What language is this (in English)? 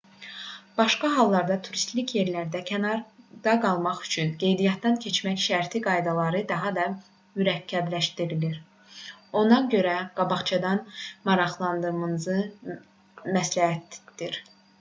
Azerbaijani